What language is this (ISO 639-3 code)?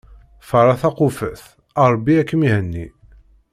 kab